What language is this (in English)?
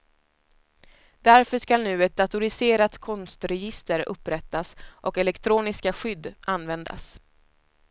Swedish